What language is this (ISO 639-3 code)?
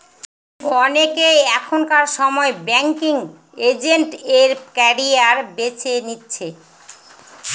ben